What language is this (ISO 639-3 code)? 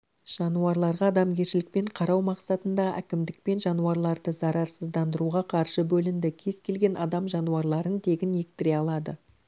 kaz